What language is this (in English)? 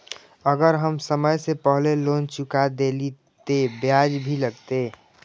Maithili